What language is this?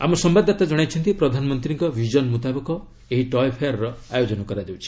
Odia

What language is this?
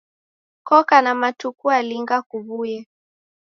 Taita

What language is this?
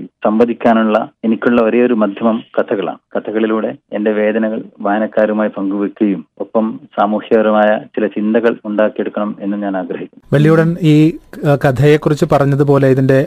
Malayalam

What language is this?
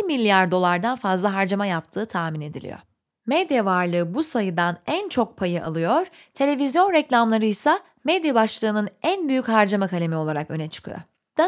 Turkish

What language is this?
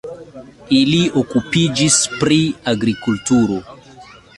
Esperanto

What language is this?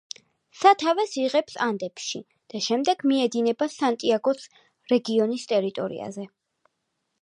Georgian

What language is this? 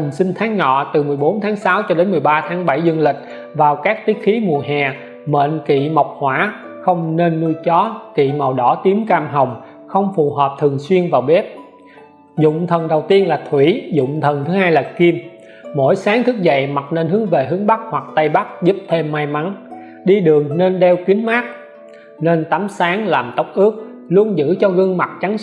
Vietnamese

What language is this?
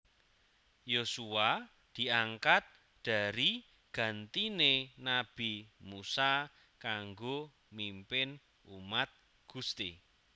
Javanese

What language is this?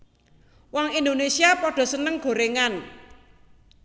Javanese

